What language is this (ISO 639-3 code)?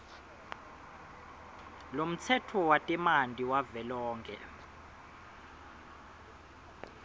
ssw